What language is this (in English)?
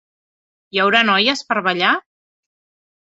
Catalan